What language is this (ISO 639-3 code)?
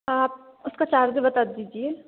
hin